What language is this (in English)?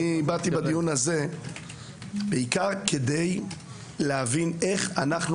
Hebrew